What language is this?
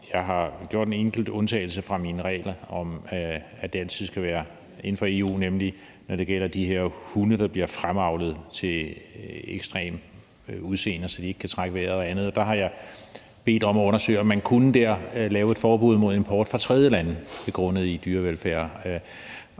Danish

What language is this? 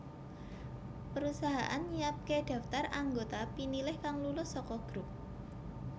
Javanese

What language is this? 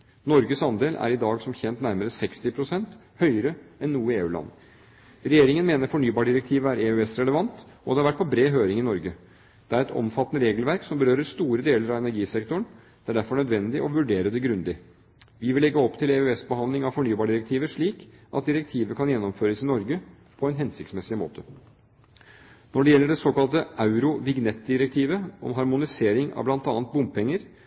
Norwegian Bokmål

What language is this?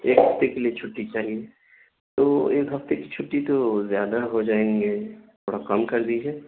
Urdu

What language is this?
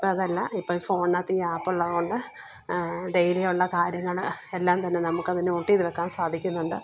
Malayalam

